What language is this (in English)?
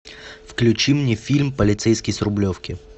Russian